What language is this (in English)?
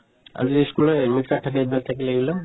Assamese